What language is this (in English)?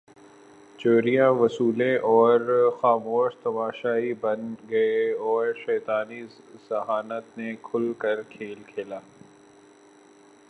Urdu